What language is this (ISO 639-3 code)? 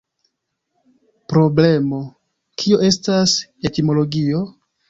epo